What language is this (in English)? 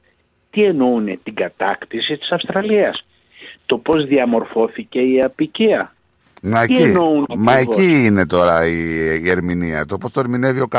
Greek